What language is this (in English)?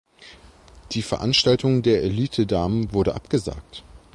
German